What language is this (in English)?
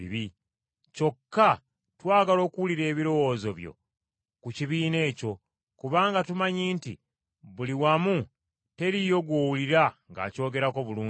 Ganda